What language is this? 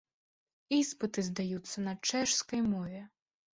Belarusian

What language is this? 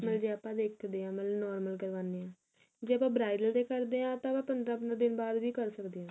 Punjabi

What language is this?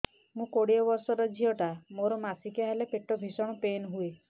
Odia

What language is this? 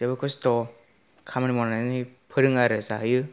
Bodo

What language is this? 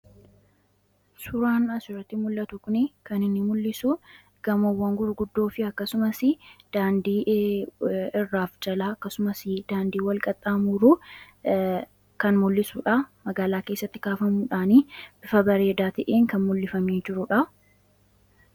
Oromo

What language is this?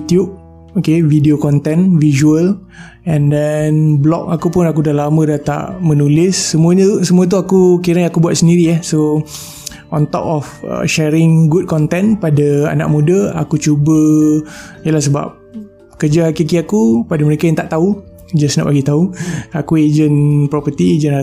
Malay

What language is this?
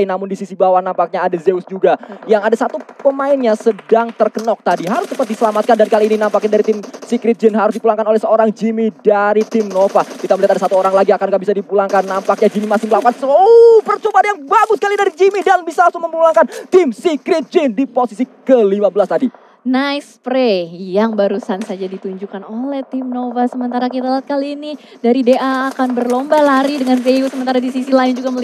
Indonesian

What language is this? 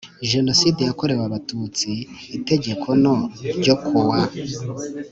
Kinyarwanda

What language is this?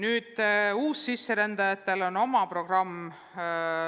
Estonian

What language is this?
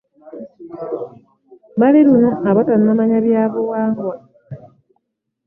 Ganda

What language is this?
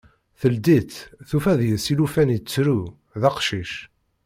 Kabyle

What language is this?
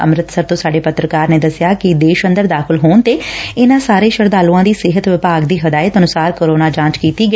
Punjabi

